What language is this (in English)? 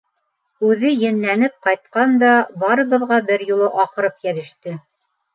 Bashkir